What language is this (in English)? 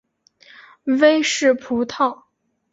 Chinese